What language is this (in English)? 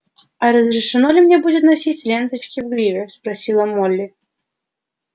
Russian